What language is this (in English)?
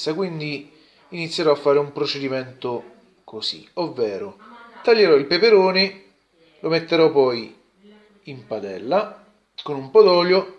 Italian